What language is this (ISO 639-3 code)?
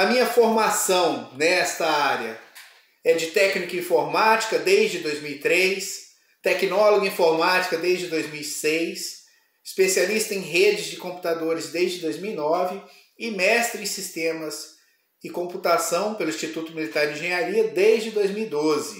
por